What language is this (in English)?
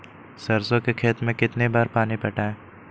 Magahi